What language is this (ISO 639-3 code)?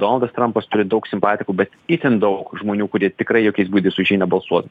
lit